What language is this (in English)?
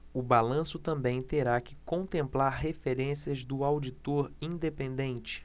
Portuguese